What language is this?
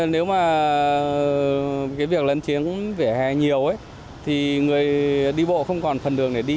Vietnamese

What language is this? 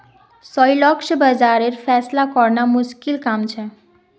Magahi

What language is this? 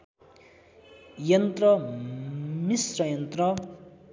Nepali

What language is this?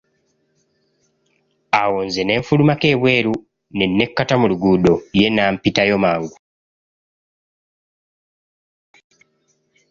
Ganda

